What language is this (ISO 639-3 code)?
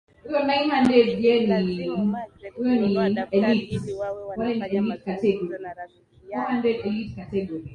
swa